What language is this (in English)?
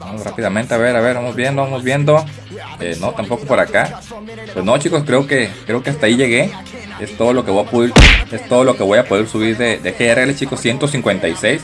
Spanish